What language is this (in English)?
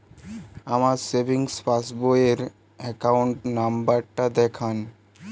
Bangla